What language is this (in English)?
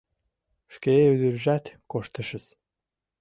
Mari